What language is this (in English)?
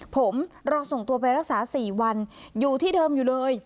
Thai